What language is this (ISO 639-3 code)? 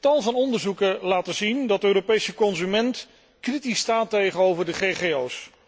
nld